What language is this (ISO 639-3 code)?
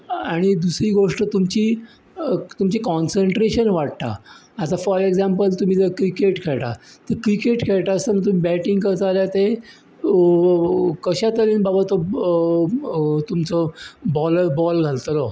kok